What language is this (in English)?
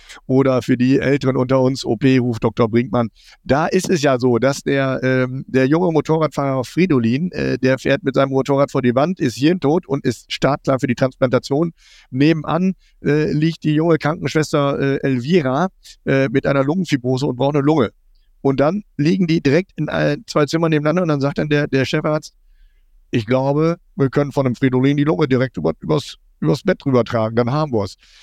German